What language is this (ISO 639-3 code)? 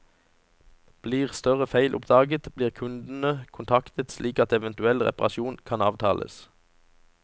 nor